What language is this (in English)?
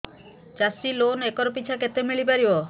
Odia